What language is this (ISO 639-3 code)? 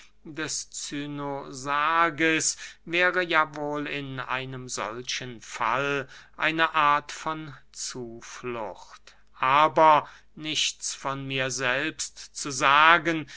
deu